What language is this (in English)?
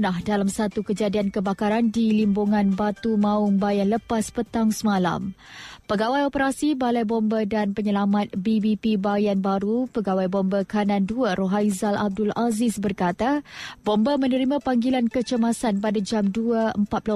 Malay